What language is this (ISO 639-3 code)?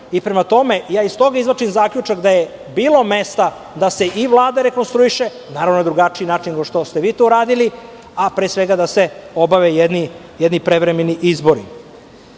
srp